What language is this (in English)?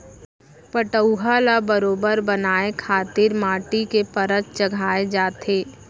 Chhattisgarhi